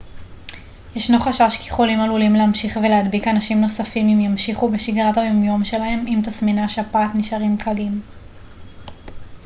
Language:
Hebrew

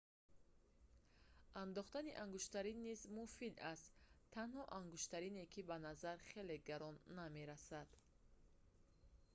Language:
Tajik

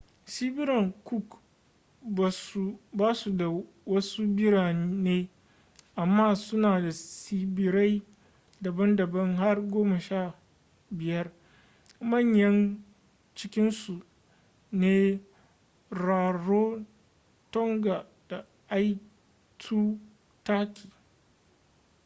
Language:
Hausa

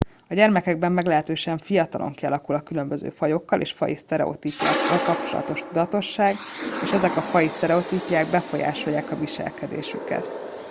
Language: Hungarian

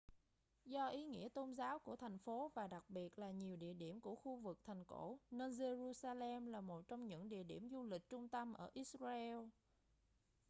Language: Vietnamese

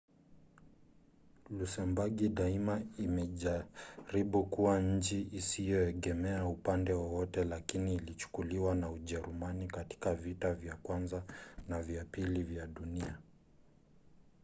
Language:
Swahili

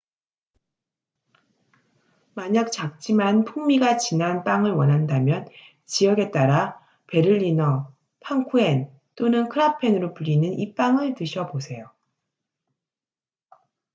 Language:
Korean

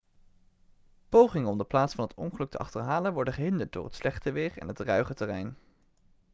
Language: Dutch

